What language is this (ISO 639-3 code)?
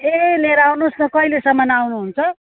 nep